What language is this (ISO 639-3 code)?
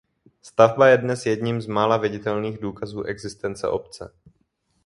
ces